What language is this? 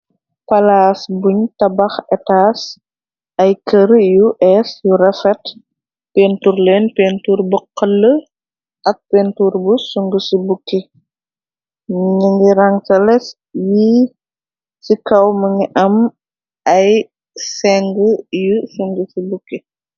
Wolof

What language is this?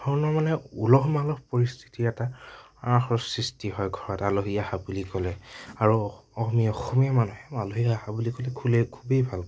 Assamese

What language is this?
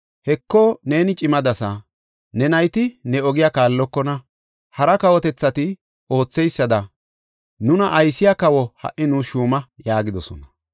Gofa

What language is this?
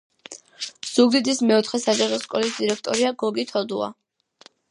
Georgian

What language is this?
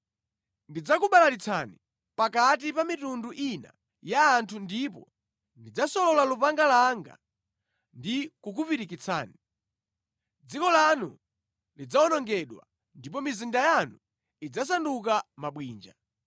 Nyanja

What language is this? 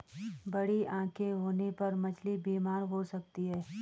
Hindi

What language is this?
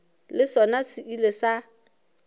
Northern Sotho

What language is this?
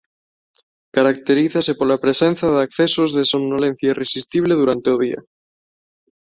Galician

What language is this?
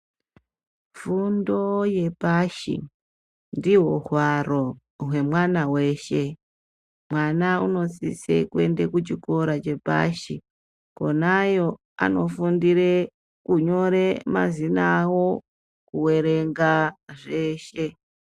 Ndau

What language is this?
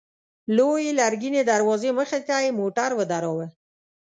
Pashto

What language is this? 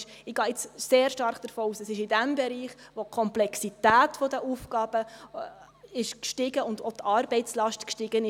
Swiss German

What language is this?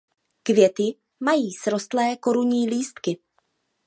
Czech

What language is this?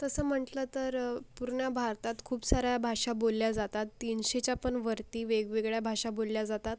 Marathi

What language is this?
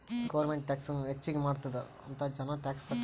Kannada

